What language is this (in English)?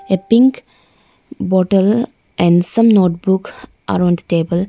English